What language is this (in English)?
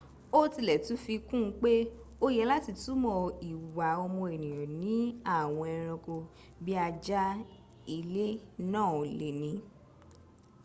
Yoruba